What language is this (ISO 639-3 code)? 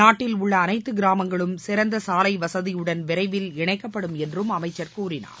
tam